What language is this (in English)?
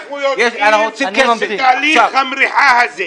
Hebrew